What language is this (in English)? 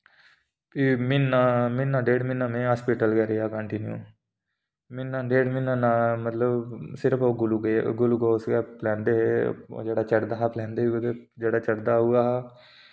Dogri